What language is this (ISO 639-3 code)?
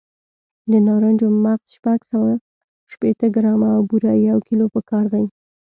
pus